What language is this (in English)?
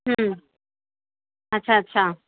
Sindhi